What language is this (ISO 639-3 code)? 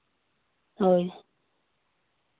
sat